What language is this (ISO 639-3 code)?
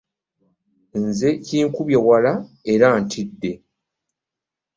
lug